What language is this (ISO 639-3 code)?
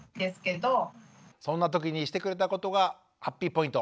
jpn